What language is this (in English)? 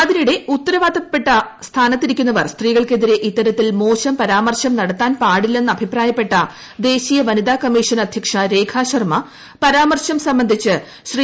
Malayalam